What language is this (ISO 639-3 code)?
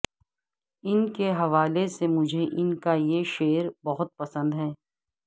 urd